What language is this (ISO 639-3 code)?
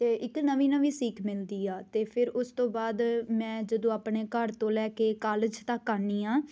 pan